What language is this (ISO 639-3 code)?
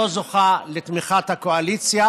heb